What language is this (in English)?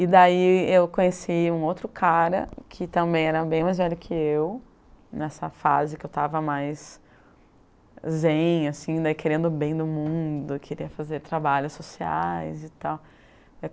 Portuguese